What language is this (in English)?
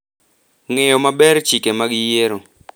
Luo (Kenya and Tanzania)